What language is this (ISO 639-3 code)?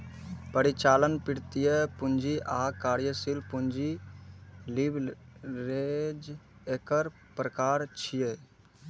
mai